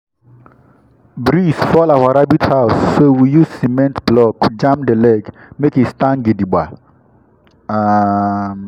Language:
Nigerian Pidgin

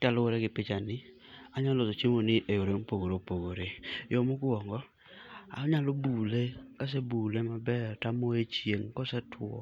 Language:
Luo (Kenya and Tanzania)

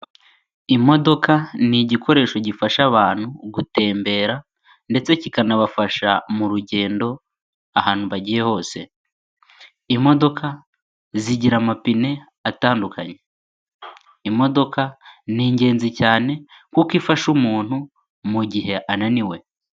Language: Kinyarwanda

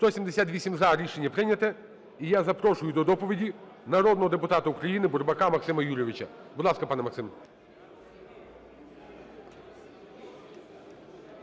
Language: Ukrainian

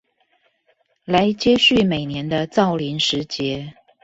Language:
Chinese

